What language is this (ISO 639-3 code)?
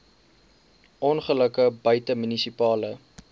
afr